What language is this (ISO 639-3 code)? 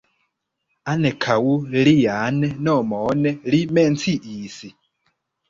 epo